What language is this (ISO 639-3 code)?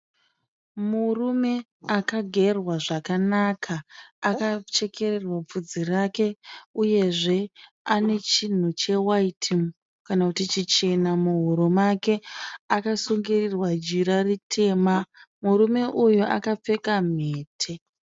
sna